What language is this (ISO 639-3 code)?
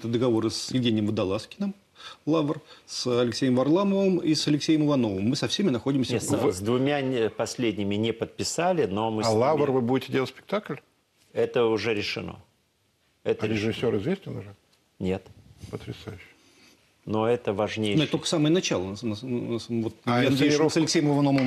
rus